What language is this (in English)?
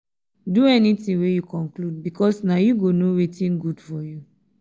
Nigerian Pidgin